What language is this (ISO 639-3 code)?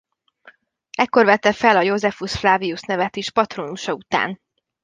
hun